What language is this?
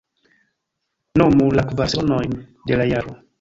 Esperanto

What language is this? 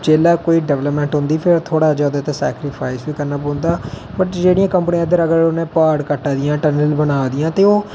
Dogri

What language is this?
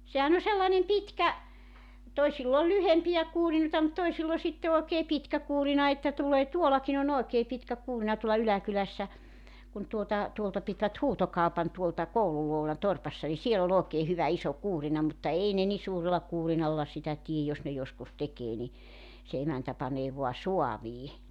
Finnish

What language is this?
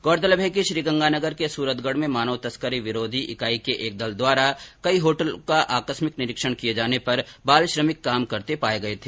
Hindi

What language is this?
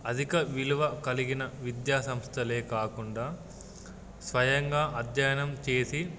Telugu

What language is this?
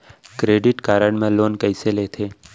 Chhattisgarhi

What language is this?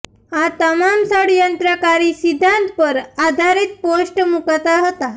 Gujarati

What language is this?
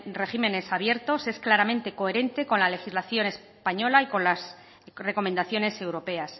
Spanish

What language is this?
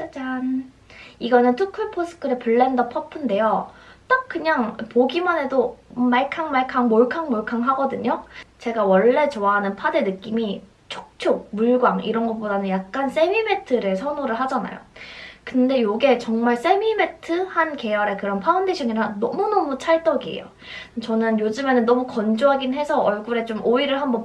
Korean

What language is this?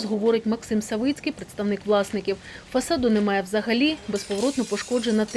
Ukrainian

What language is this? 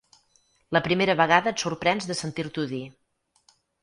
Catalan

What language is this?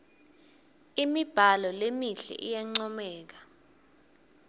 Swati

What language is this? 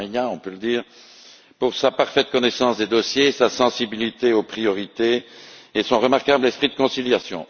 French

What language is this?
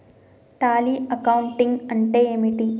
Telugu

